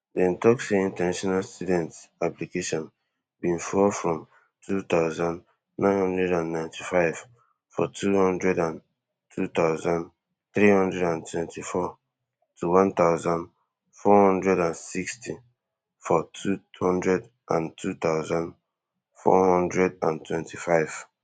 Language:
Nigerian Pidgin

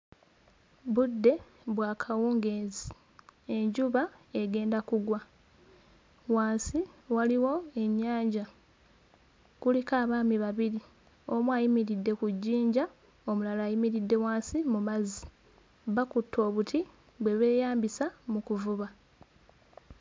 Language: Ganda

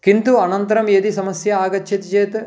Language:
Sanskrit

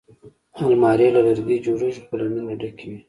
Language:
Pashto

